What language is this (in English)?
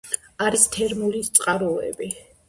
Georgian